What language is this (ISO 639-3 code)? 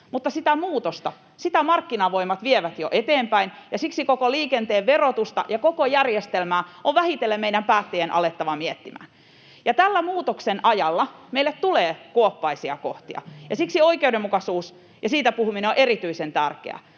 fin